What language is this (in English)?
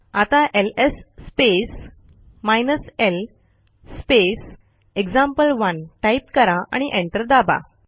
Marathi